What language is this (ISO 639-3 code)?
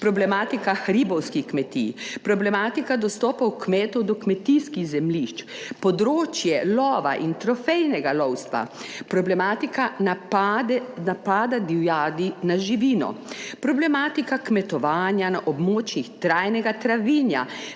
slv